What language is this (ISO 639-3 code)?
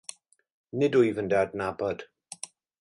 cym